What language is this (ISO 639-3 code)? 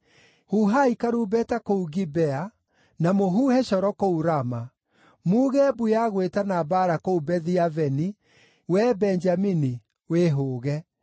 kik